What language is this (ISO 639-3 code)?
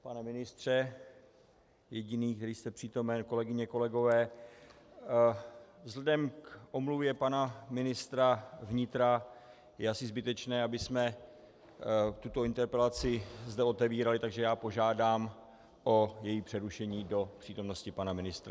ces